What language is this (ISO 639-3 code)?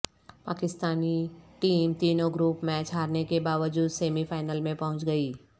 urd